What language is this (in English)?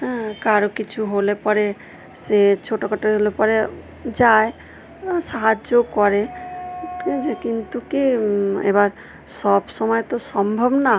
Bangla